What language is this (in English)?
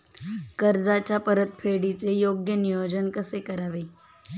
Marathi